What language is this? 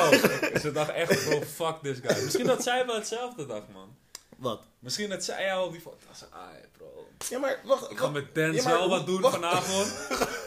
Dutch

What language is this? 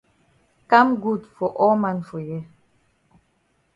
Cameroon Pidgin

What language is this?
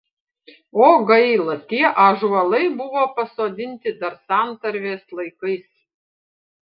Lithuanian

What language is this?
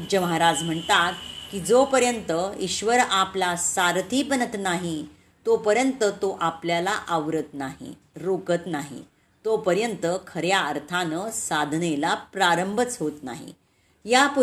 Marathi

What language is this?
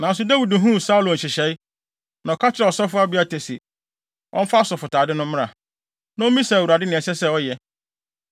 Akan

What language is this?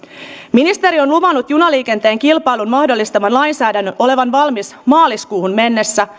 Finnish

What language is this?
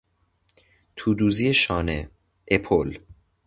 Persian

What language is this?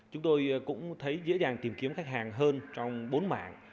Vietnamese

